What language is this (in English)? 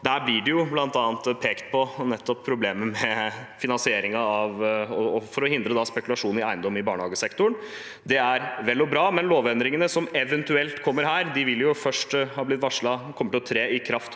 Norwegian